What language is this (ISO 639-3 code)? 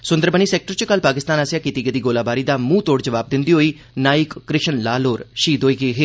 doi